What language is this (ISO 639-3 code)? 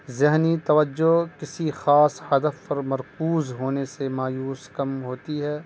urd